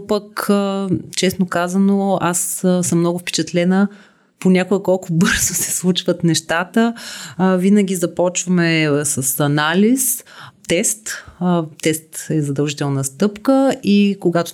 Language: Bulgarian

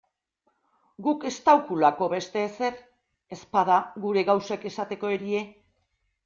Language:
Basque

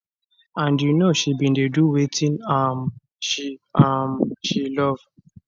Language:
Nigerian Pidgin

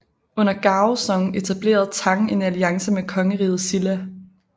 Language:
Danish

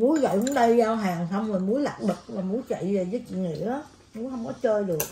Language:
Vietnamese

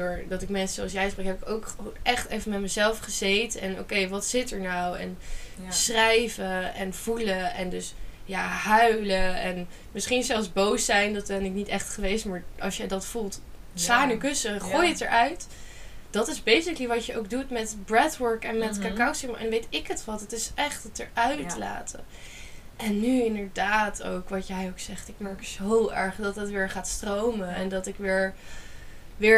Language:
Dutch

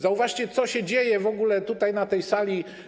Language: Polish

